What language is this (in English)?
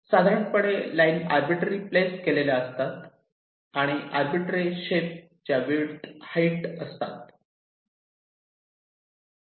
Marathi